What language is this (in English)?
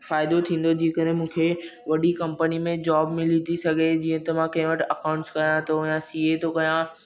Sindhi